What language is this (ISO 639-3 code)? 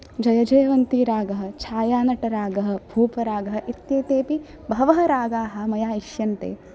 san